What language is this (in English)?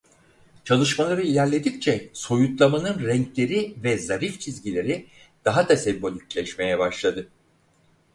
Turkish